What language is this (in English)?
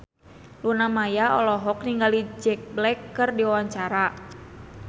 Sundanese